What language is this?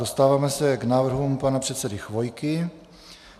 Czech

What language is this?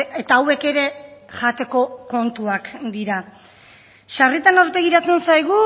Basque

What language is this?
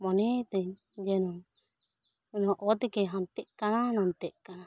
Santali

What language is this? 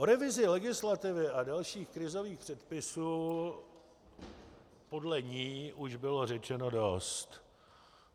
Czech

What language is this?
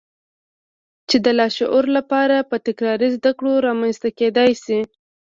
Pashto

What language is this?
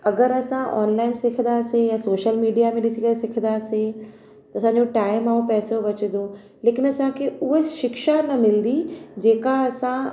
Sindhi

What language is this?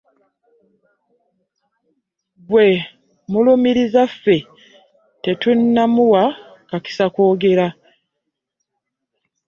Ganda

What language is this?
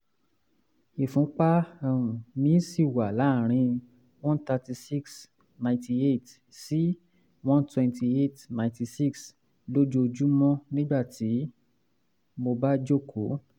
Yoruba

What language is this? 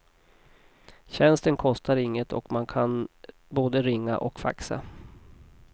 Swedish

